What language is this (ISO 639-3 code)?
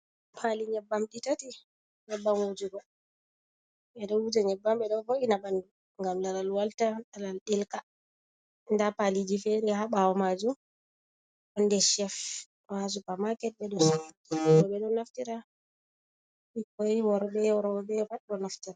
ful